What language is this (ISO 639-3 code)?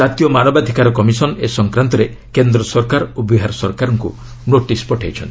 ori